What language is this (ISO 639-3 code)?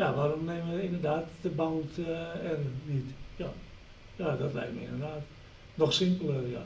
nld